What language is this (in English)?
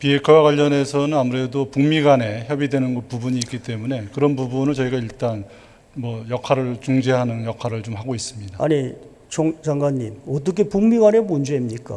Korean